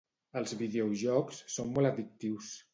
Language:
Catalan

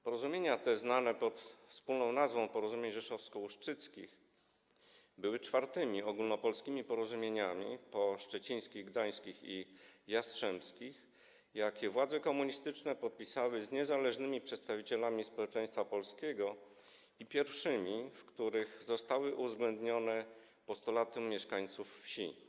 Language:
Polish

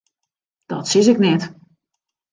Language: Western Frisian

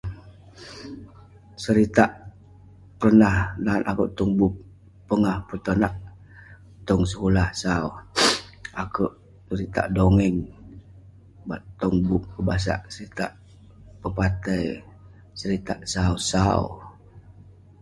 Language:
Western Penan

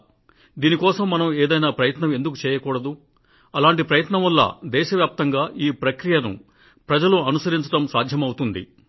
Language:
Telugu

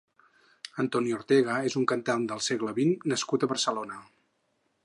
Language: Catalan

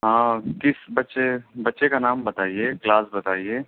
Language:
Urdu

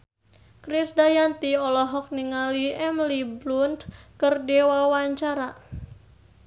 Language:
Sundanese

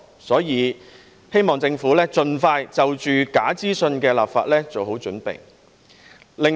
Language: Cantonese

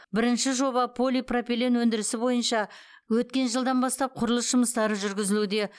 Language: Kazakh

